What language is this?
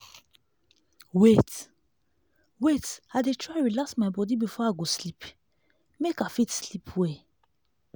Nigerian Pidgin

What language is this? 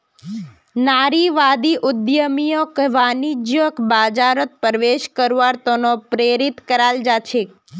Magahi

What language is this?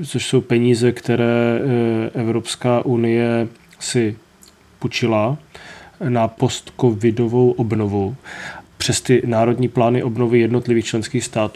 Czech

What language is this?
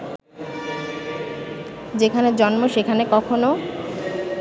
Bangla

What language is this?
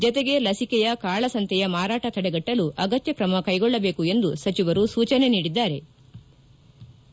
Kannada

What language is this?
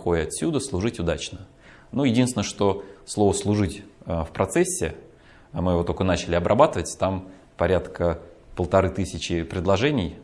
Russian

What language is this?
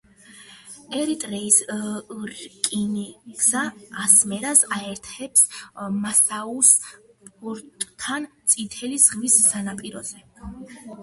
Georgian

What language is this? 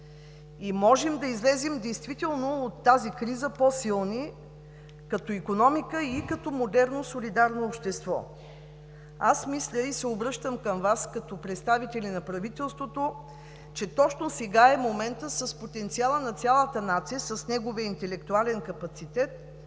Bulgarian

